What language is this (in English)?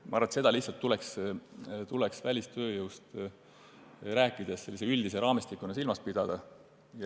Estonian